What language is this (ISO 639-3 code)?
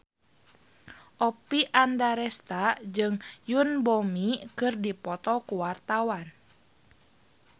sun